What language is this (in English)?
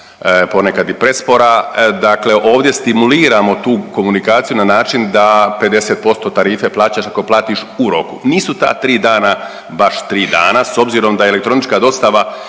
Croatian